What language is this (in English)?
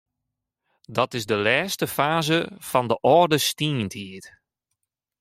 Western Frisian